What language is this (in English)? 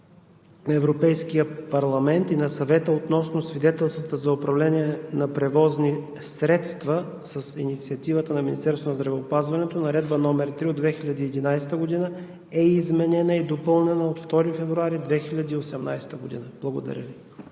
Bulgarian